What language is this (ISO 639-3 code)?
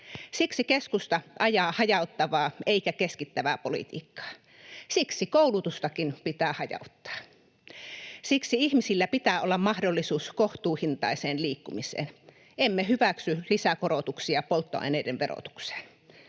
fin